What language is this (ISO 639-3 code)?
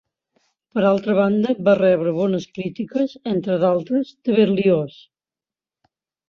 cat